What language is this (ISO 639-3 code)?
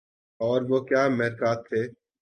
urd